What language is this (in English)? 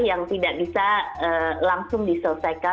Indonesian